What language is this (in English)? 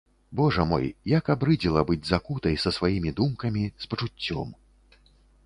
Belarusian